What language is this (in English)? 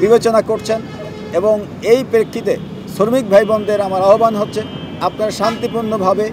Bangla